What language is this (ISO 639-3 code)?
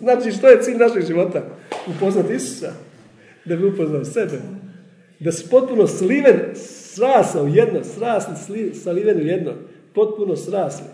hrv